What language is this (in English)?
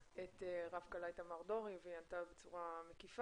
Hebrew